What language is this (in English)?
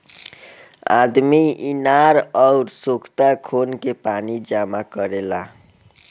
Bhojpuri